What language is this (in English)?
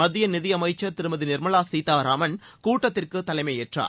Tamil